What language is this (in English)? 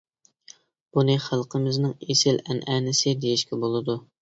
Uyghur